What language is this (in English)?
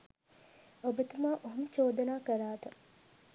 Sinhala